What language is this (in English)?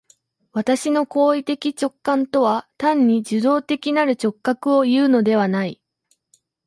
Japanese